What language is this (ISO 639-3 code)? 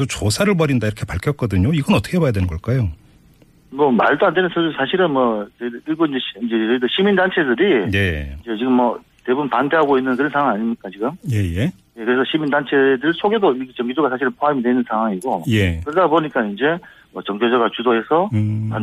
kor